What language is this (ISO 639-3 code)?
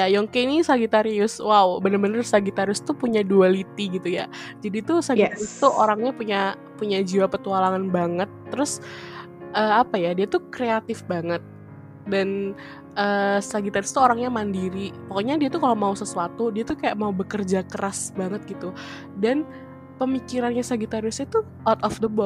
ind